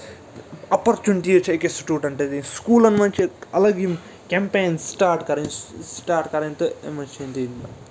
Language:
Kashmiri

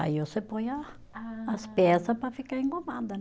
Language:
Portuguese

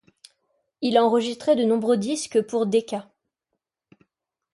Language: French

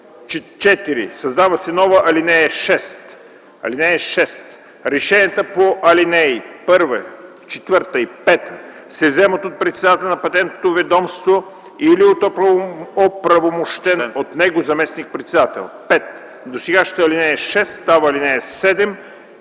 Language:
Bulgarian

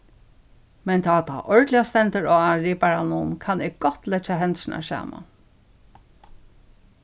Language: Faroese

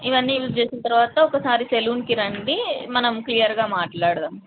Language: Telugu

